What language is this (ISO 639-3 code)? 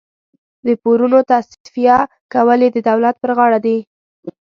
pus